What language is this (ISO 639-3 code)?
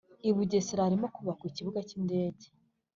kin